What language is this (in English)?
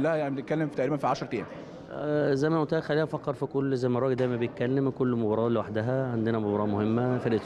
Arabic